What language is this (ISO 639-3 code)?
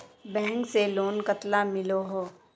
mag